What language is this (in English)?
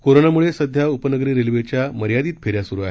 Marathi